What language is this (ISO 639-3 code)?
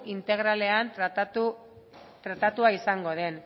eus